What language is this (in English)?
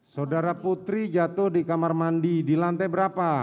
Indonesian